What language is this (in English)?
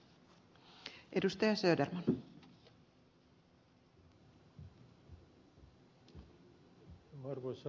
Finnish